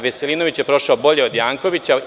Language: Serbian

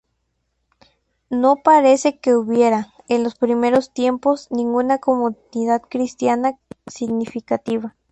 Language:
Spanish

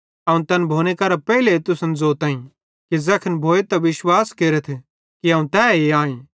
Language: Bhadrawahi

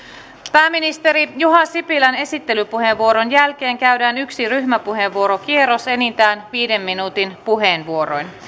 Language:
Finnish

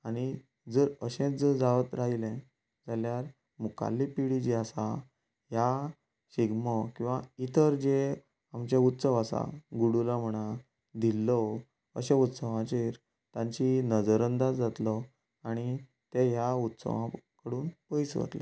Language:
Konkani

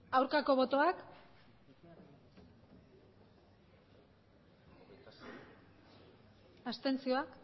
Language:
Basque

